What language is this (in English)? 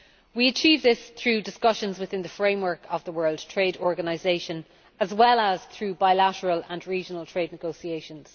English